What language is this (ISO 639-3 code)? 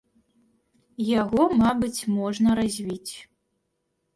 bel